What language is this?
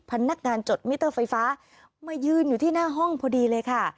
Thai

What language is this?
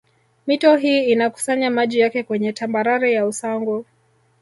Swahili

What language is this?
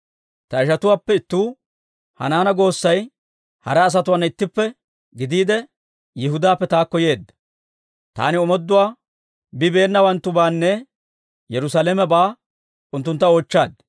Dawro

